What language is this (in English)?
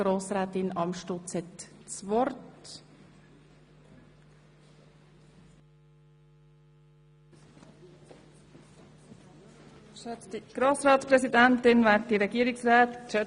Swiss German